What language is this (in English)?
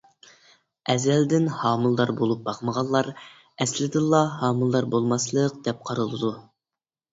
Uyghur